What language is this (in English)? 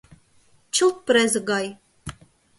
Mari